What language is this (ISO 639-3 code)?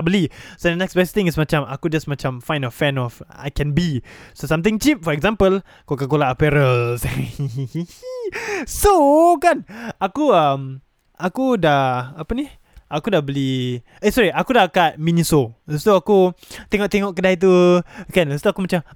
msa